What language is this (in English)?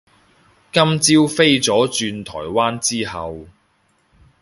Cantonese